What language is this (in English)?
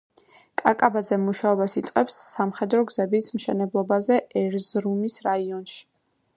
Georgian